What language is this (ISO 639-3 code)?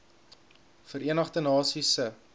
afr